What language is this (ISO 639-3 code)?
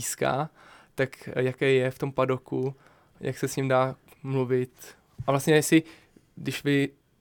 ces